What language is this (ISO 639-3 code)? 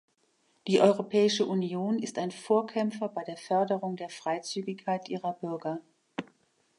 deu